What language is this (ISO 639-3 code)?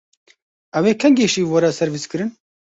kur